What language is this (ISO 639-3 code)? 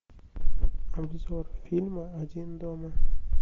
rus